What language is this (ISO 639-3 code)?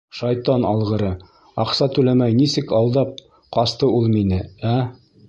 bak